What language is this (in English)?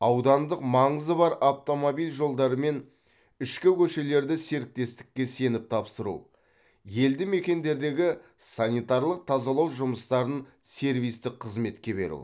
Kazakh